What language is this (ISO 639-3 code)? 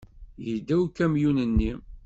kab